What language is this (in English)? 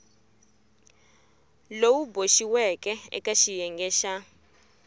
Tsonga